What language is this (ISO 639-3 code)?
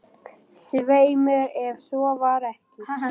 isl